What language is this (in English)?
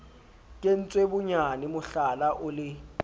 Southern Sotho